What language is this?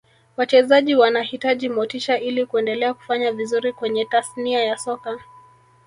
Swahili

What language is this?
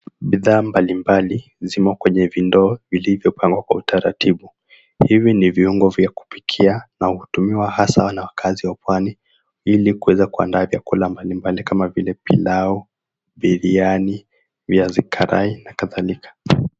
Swahili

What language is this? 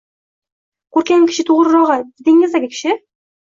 Uzbek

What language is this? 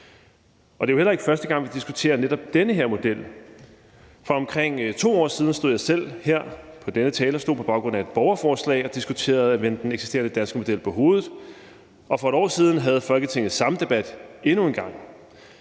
Danish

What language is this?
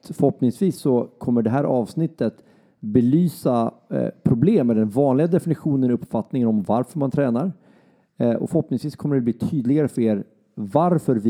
Swedish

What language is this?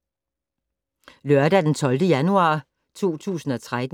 Danish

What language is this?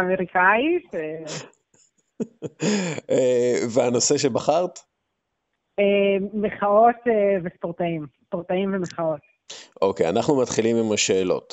Hebrew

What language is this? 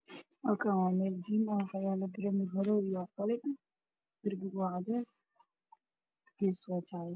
Somali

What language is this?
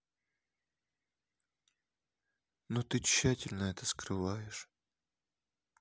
Russian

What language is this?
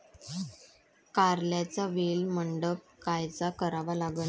Marathi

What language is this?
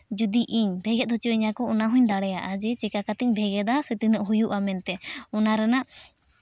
Santali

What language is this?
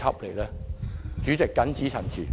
Cantonese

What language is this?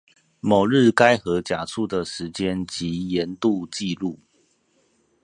Chinese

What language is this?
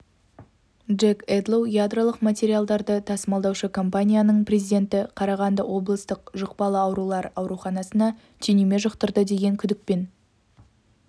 Kazakh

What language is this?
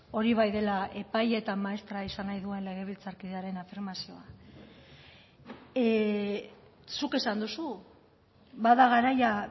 Basque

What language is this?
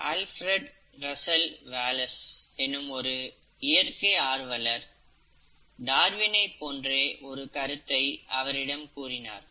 Tamil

